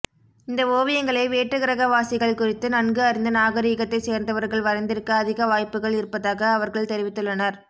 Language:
Tamil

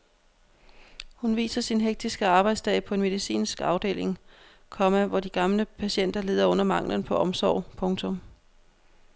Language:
Danish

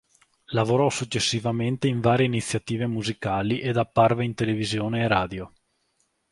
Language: Italian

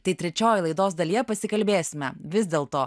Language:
Lithuanian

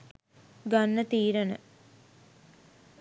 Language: Sinhala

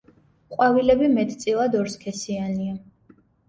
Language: Georgian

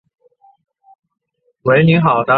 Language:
Chinese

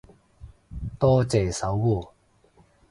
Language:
Cantonese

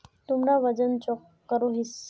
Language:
Magahi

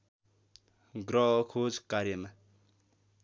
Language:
Nepali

